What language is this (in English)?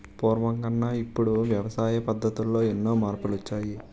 Telugu